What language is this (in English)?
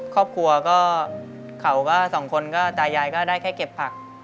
Thai